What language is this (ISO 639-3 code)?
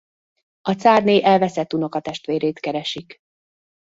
hun